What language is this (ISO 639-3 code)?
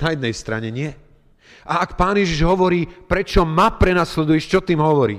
slk